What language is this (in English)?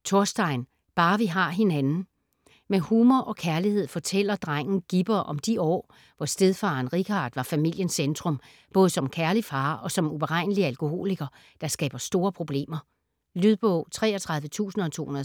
Danish